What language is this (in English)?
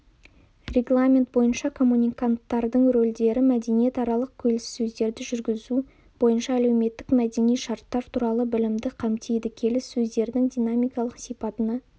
Kazakh